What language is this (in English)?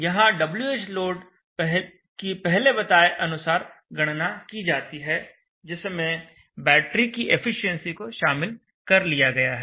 Hindi